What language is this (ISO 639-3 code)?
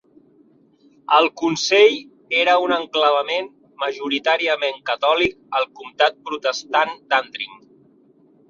cat